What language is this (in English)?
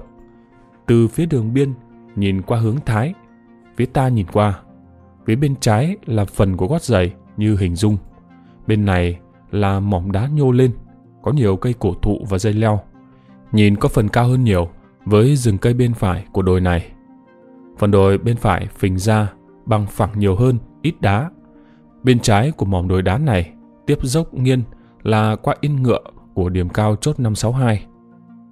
Vietnamese